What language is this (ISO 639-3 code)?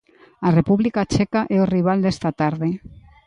glg